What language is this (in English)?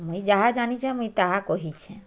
Odia